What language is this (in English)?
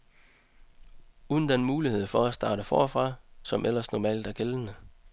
Danish